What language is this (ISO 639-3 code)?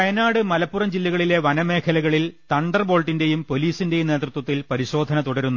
mal